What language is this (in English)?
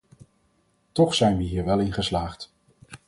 Dutch